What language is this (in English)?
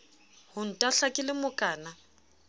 Southern Sotho